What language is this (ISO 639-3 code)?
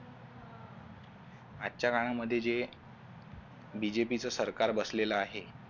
mar